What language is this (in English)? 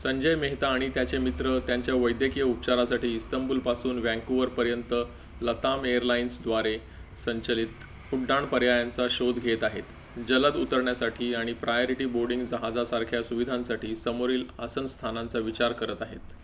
Marathi